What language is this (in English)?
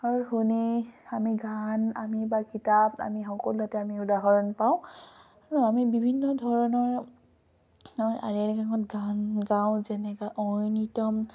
Assamese